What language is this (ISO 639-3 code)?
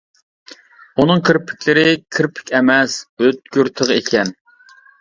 uig